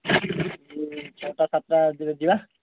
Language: Odia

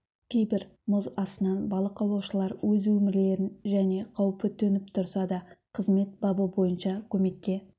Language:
Kazakh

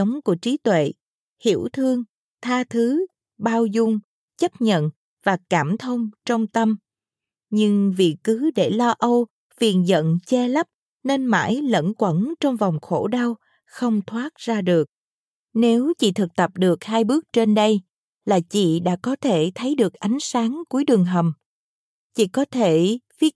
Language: Vietnamese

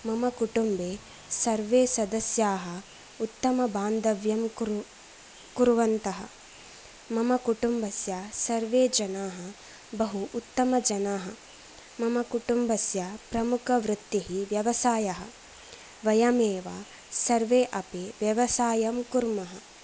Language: Sanskrit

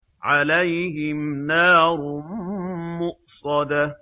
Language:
Arabic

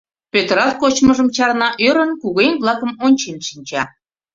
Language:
Mari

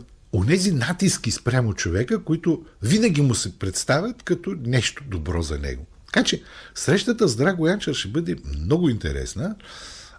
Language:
Bulgarian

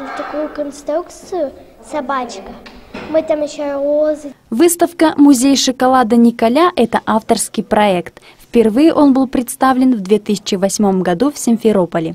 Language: Russian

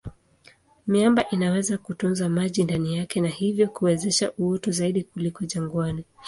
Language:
Swahili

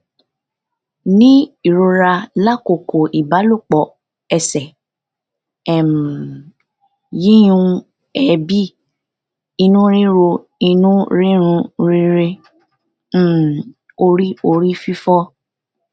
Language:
Yoruba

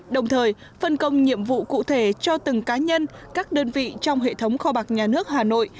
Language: Vietnamese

